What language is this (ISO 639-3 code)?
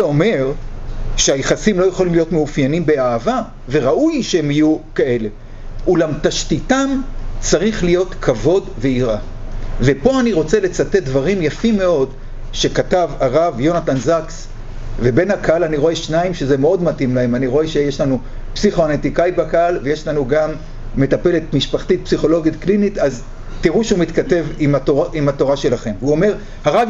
heb